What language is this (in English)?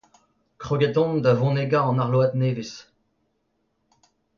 Breton